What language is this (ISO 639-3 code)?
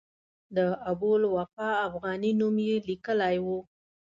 pus